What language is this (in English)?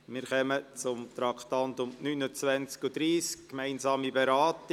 Swiss German